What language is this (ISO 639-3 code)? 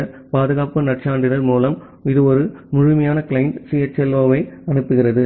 tam